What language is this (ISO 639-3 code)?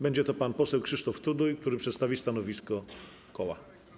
pol